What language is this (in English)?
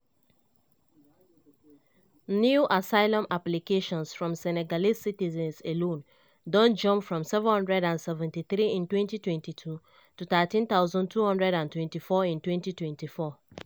Nigerian Pidgin